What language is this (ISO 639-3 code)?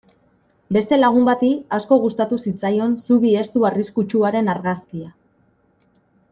eus